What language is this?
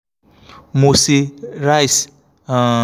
Yoruba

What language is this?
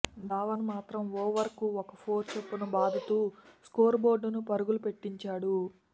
Telugu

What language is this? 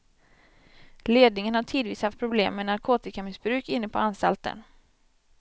Swedish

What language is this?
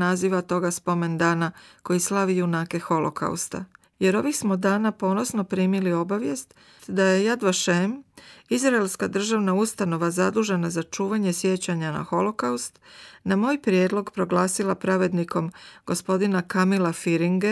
Croatian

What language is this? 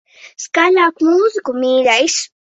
Latvian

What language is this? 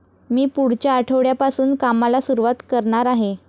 Marathi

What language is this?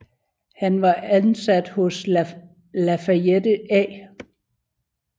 Danish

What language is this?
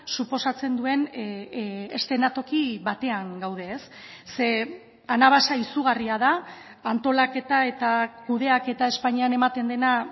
Basque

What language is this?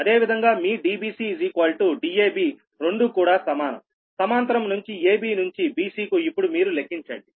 Telugu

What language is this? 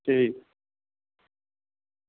Dogri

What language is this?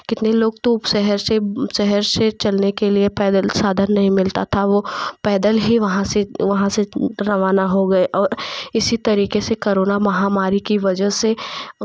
Hindi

